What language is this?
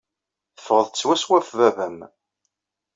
Kabyle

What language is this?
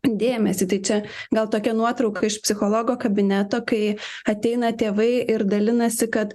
Lithuanian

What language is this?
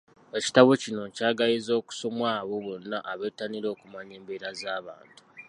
Ganda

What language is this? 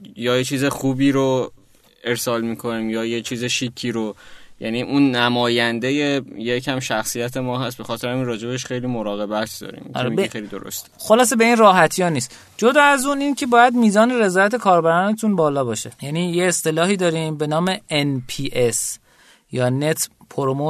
Persian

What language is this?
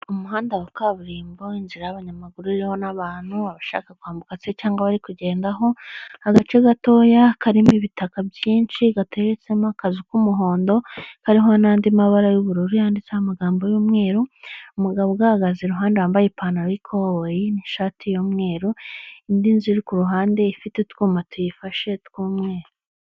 Kinyarwanda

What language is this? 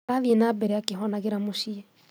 Kikuyu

